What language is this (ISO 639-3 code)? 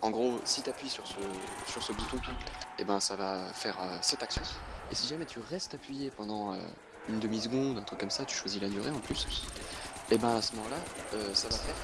fra